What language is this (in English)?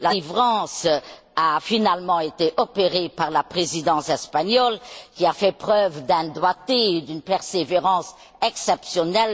French